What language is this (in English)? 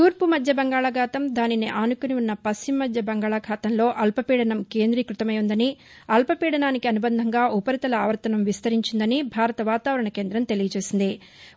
Telugu